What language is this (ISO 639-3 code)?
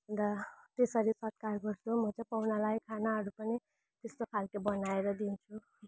nep